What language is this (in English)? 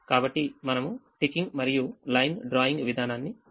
Telugu